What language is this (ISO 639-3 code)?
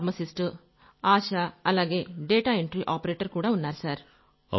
tel